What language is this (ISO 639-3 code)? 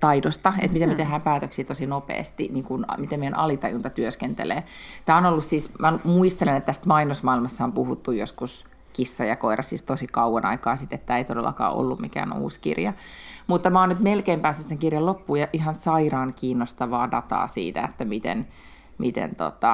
fin